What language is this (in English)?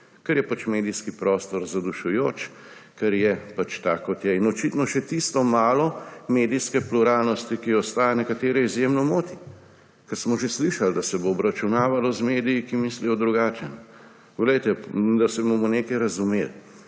Slovenian